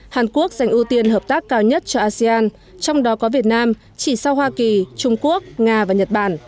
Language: Vietnamese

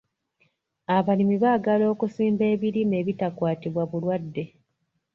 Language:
Ganda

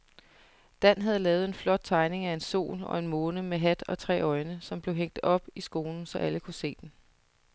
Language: Danish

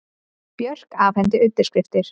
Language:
Icelandic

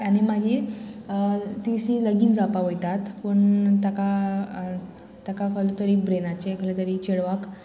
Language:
Konkani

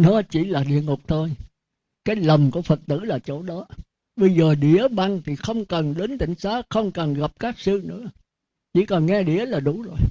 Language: Vietnamese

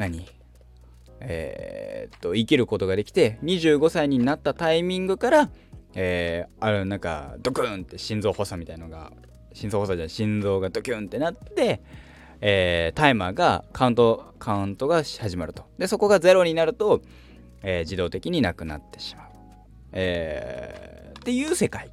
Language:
Japanese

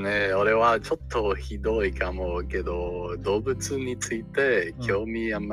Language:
Japanese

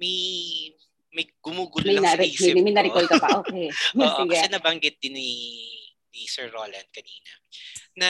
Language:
Filipino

